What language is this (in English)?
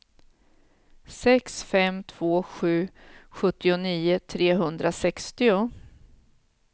Swedish